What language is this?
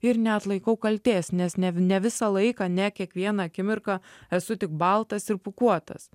Lithuanian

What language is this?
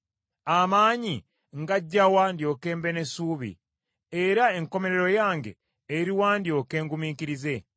Ganda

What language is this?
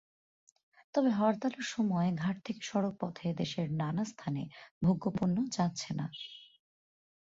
Bangla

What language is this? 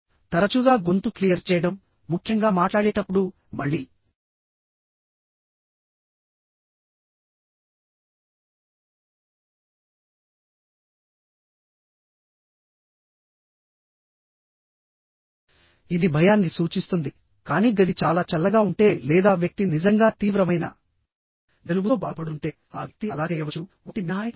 Telugu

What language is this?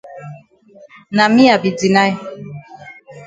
Cameroon Pidgin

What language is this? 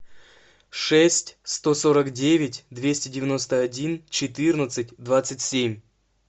Russian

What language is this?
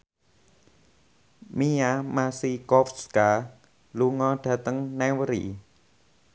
Javanese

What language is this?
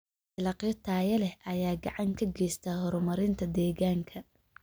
Somali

